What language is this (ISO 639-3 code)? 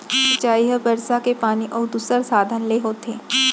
hne